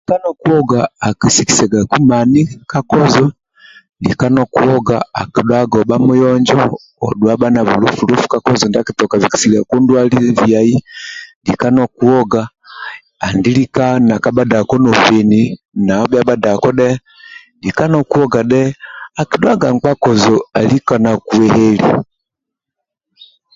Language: Amba (Uganda)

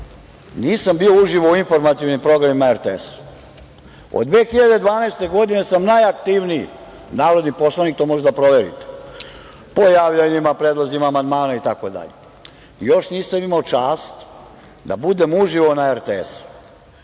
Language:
Serbian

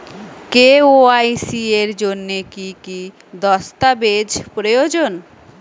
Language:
Bangla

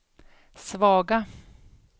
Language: Swedish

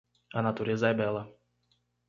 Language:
Portuguese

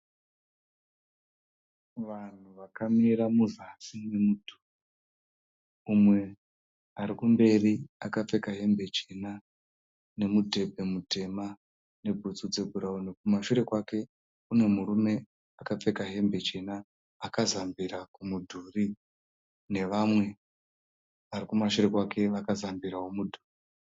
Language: Shona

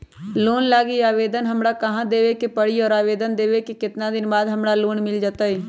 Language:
Magahi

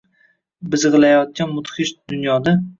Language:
Uzbek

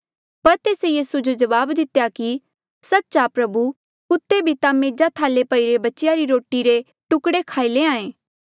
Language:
Mandeali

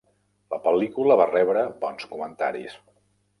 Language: Catalan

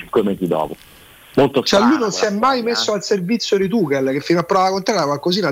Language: Italian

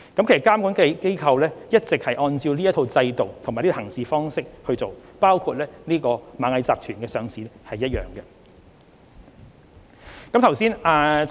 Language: Cantonese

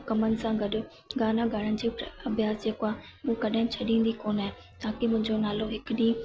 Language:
Sindhi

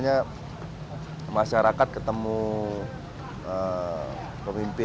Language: Indonesian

